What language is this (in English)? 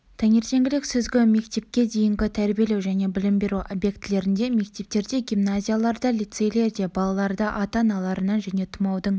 Kazakh